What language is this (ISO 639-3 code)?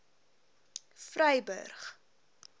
afr